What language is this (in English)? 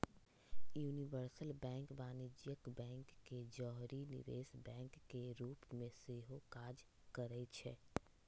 Magahi